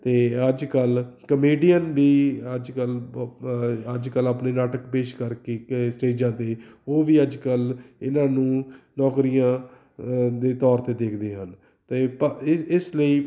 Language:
Punjabi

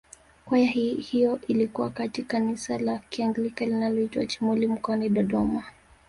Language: Swahili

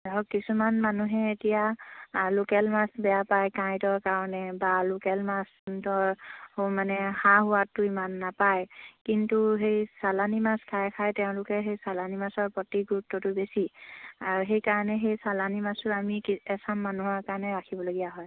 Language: Assamese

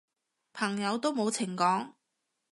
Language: Cantonese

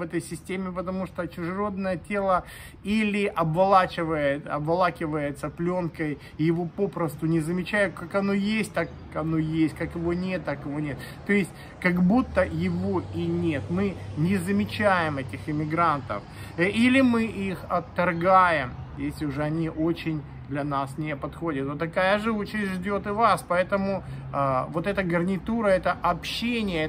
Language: Russian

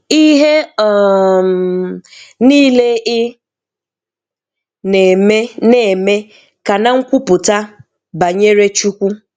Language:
Igbo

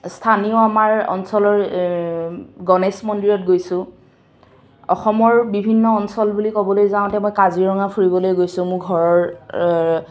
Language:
Assamese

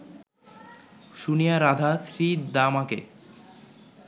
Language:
Bangla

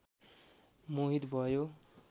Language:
Nepali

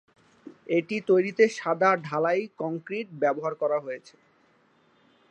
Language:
Bangla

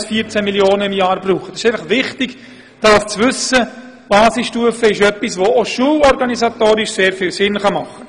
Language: Swiss German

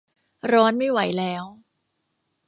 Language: Thai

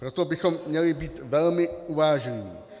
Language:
Czech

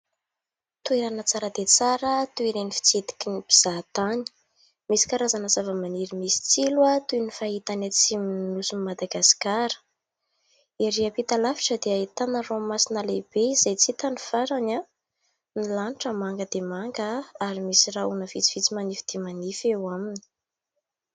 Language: Malagasy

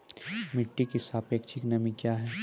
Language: Maithili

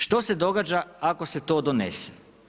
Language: Croatian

